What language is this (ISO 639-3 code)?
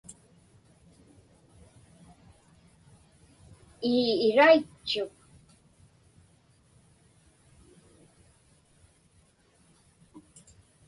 ipk